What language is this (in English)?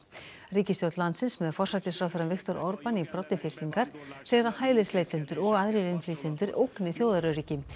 Icelandic